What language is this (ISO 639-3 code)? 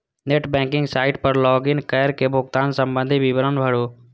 mai